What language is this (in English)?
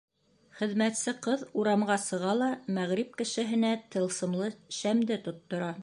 Bashkir